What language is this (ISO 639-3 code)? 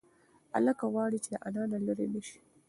pus